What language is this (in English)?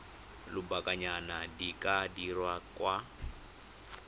Tswana